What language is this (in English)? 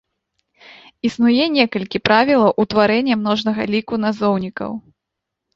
Belarusian